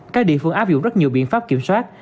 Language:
Vietnamese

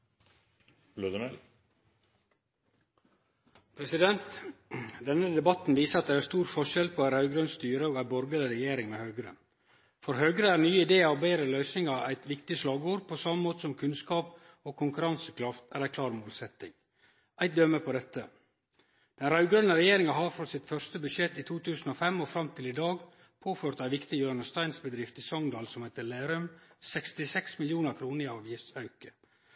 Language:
Norwegian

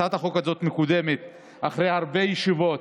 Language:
Hebrew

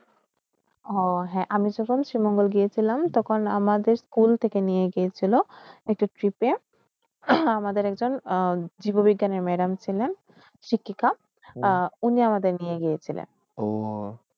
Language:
Bangla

